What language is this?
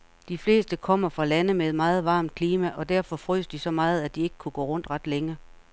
Danish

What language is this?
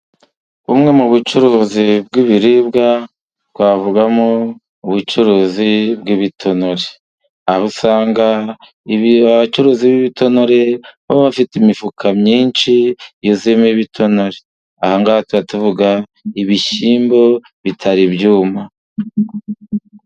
Kinyarwanda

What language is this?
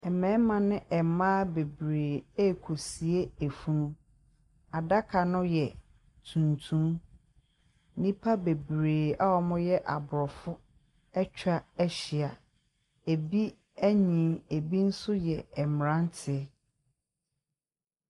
Akan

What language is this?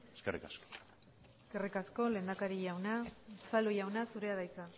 Basque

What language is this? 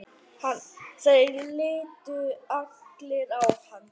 Icelandic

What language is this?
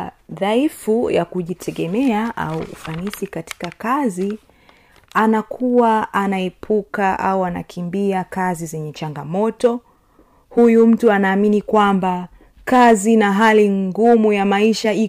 Swahili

